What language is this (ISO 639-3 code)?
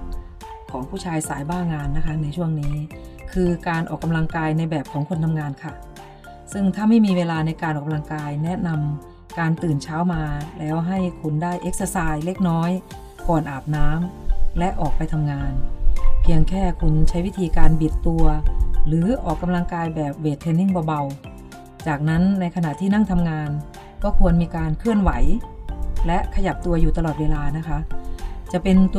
tha